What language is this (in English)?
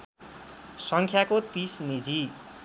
Nepali